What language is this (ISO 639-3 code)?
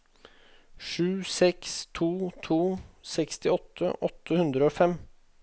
nor